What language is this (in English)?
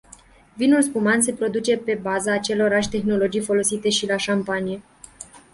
Romanian